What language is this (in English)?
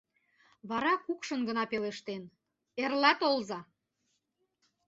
Mari